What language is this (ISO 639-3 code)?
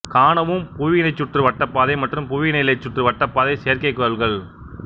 tam